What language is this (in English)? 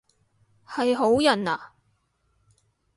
Cantonese